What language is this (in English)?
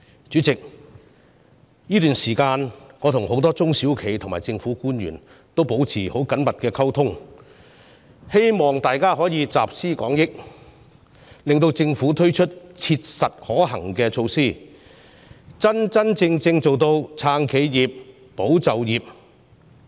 Cantonese